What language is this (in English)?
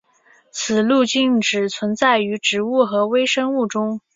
Chinese